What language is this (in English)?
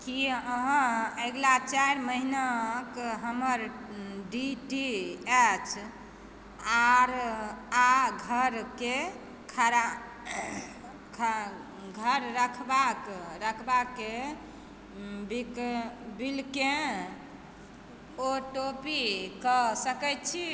Maithili